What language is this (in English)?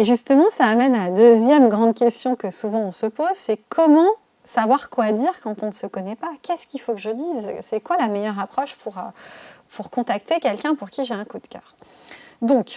French